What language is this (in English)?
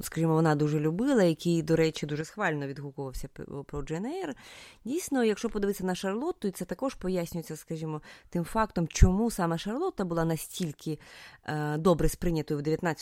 Ukrainian